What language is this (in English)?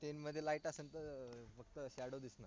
Marathi